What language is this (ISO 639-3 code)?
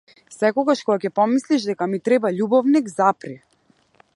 mkd